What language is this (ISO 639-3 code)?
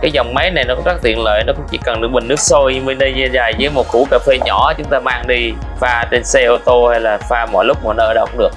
vie